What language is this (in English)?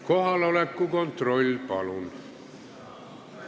Estonian